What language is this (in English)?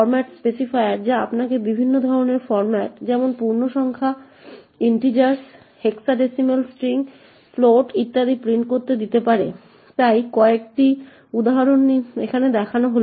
Bangla